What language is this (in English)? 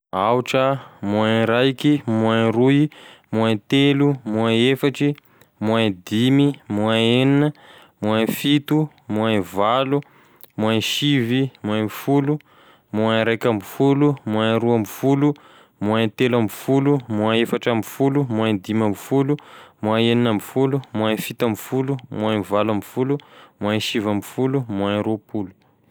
Tesaka Malagasy